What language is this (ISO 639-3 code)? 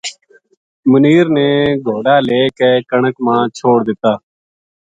gju